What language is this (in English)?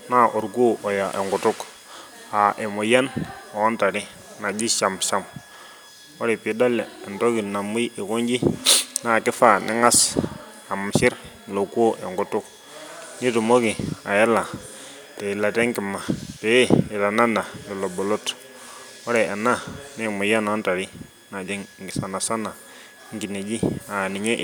Masai